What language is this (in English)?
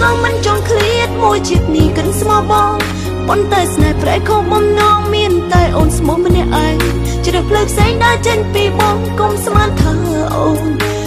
Thai